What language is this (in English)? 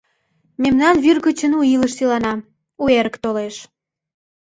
Mari